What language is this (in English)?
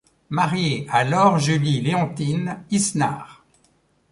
French